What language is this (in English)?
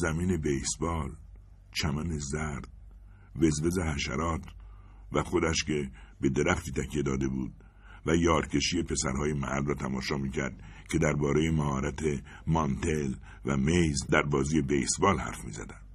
Persian